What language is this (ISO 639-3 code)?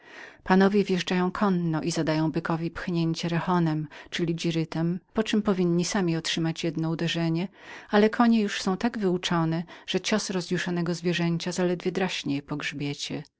pol